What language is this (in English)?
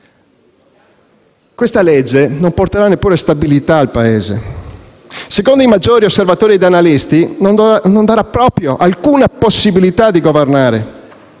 Italian